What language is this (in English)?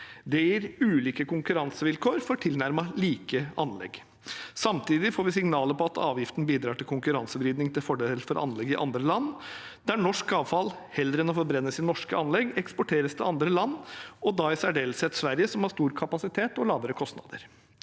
Norwegian